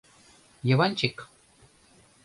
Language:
Mari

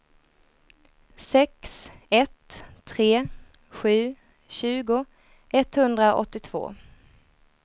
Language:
Swedish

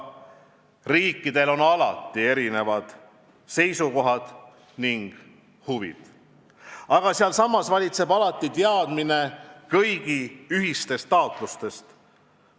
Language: Estonian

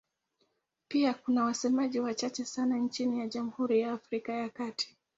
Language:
Swahili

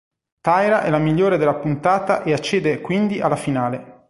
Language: Italian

